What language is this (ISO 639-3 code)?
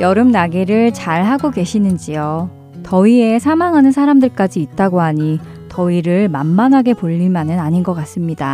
kor